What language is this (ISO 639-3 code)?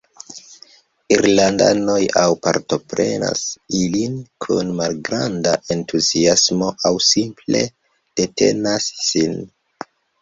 epo